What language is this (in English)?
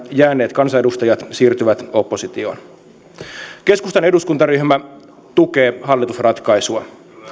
Finnish